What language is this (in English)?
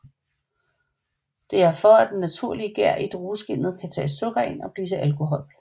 Danish